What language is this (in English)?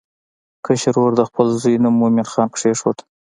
Pashto